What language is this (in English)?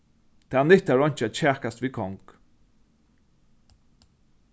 Faroese